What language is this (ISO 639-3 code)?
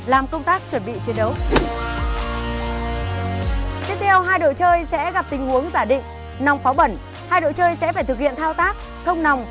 vie